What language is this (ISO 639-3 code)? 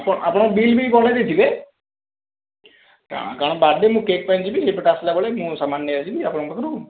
ori